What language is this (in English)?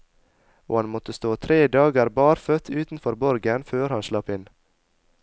Norwegian